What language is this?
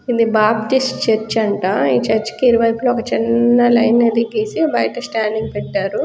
Telugu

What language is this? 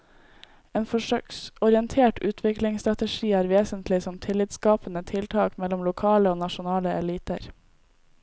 Norwegian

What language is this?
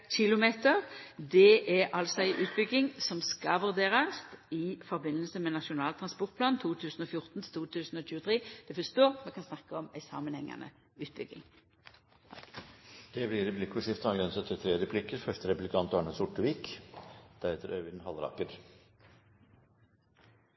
Norwegian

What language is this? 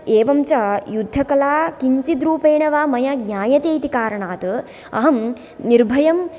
Sanskrit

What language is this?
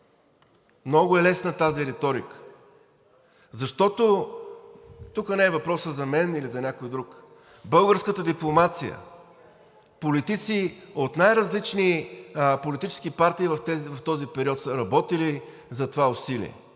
Bulgarian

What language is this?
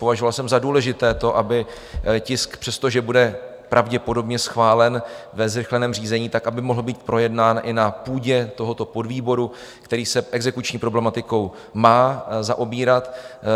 Czech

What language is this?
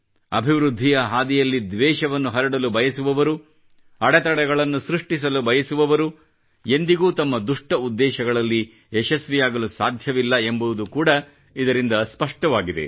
Kannada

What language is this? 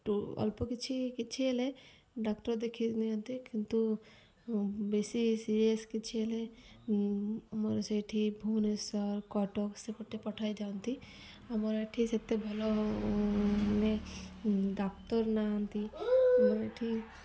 Odia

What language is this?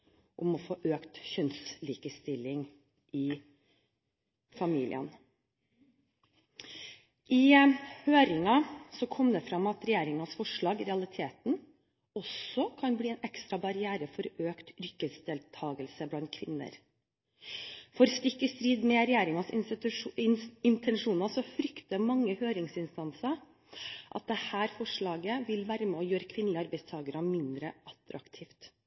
Norwegian Bokmål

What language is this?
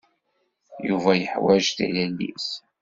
Kabyle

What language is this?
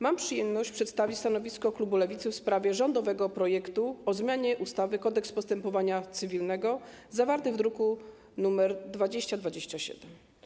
Polish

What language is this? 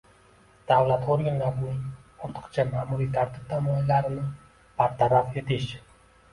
Uzbek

